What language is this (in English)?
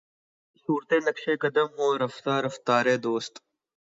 Urdu